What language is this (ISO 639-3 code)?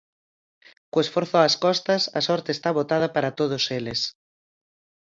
glg